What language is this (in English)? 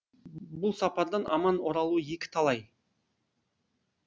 Kazakh